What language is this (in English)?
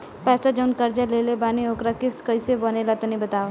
Bhojpuri